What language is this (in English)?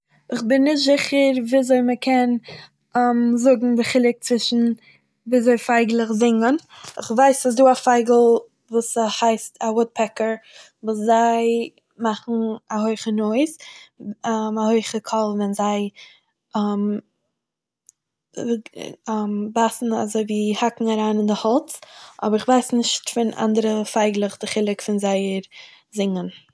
Yiddish